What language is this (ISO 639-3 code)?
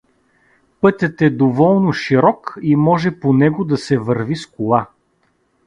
bul